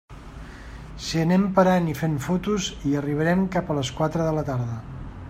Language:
Catalan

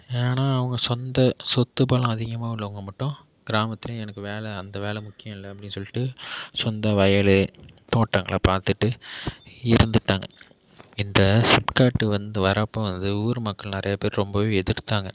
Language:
Tamil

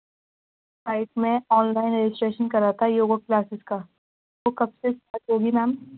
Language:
Urdu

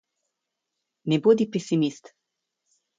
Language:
Slovenian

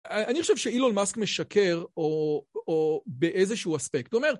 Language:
Hebrew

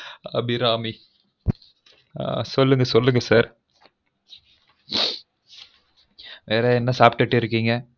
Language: Tamil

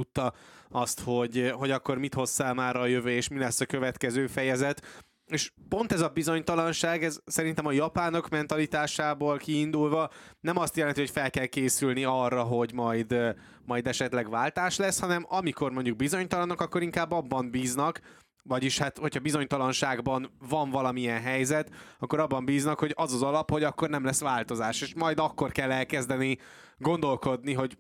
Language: Hungarian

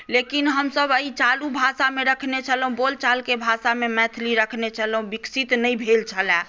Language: Maithili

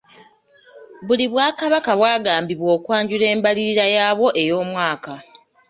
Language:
Ganda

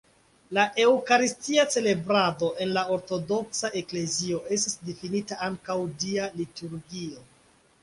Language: Esperanto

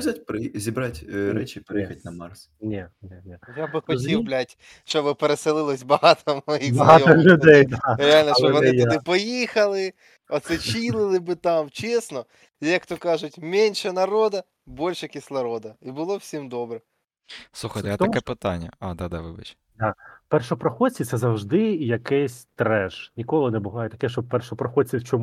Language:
Ukrainian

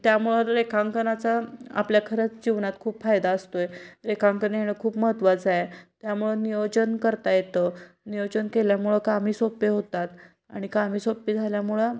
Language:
Marathi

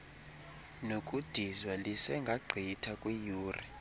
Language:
Xhosa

